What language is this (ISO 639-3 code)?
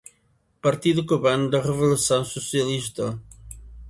por